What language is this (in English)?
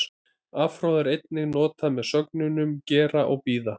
Icelandic